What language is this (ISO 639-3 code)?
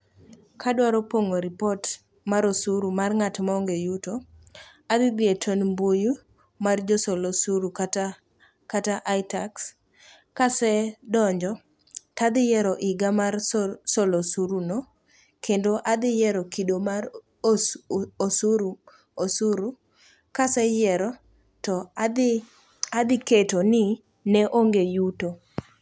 luo